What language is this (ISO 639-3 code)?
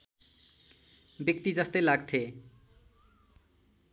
nep